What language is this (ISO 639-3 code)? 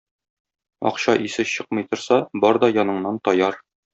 tat